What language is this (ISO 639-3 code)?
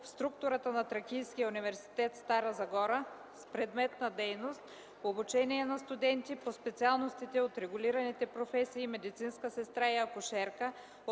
bul